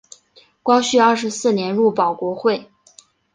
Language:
Chinese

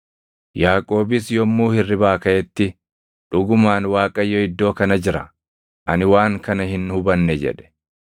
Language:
Oromo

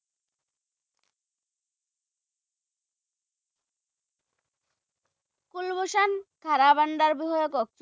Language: Assamese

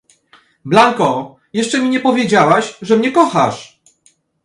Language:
Polish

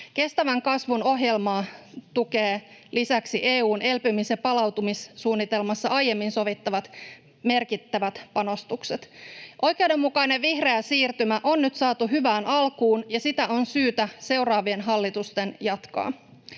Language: Finnish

